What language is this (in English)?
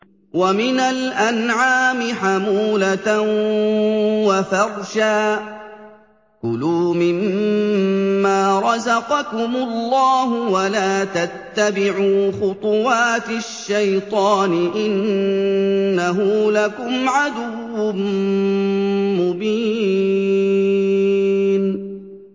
Arabic